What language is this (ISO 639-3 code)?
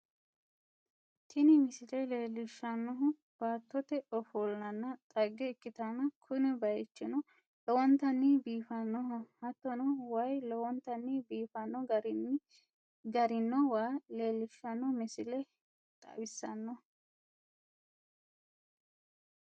sid